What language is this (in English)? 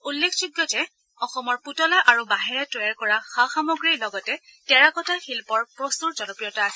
Assamese